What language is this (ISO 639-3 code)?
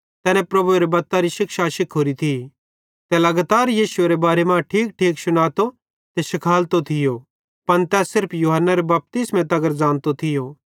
bhd